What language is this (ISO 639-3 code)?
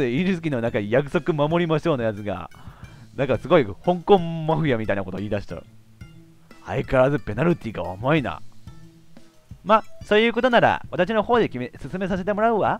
jpn